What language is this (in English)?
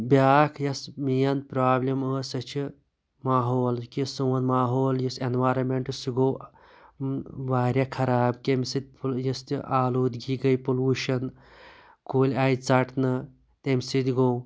Kashmiri